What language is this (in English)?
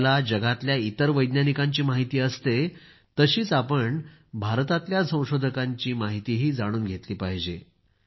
Marathi